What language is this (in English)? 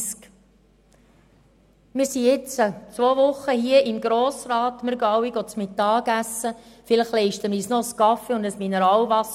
Swiss German